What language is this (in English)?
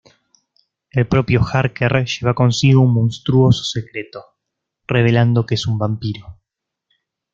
Spanish